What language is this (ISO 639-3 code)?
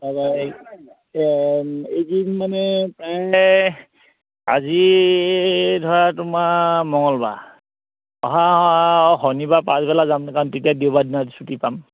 asm